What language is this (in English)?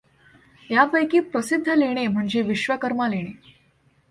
Marathi